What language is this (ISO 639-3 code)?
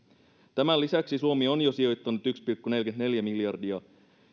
fin